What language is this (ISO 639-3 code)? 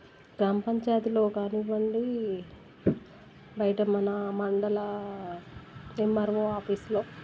tel